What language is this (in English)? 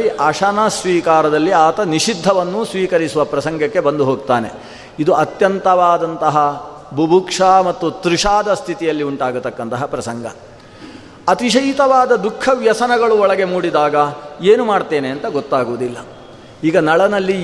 Kannada